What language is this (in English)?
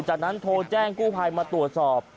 Thai